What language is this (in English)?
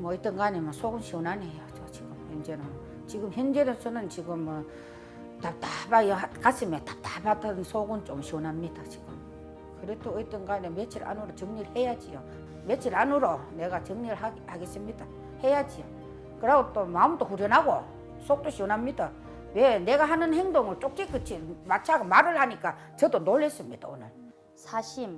Korean